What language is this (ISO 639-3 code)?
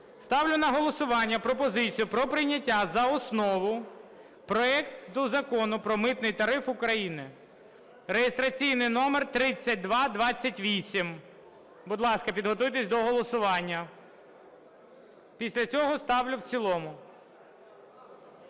ukr